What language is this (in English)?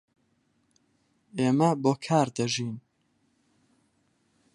Central Kurdish